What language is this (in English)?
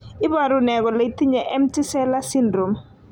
Kalenjin